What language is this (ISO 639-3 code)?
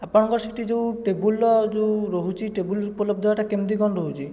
ori